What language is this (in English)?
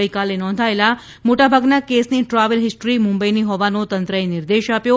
Gujarati